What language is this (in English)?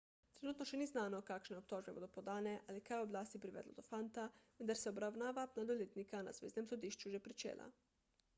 Slovenian